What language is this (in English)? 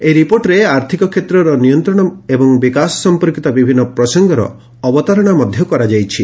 Odia